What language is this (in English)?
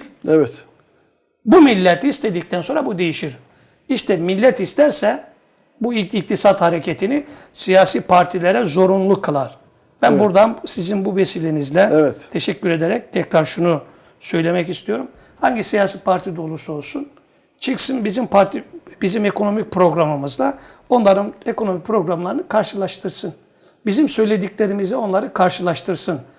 Turkish